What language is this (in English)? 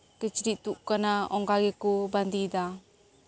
Santali